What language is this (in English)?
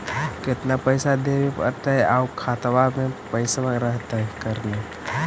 Magahi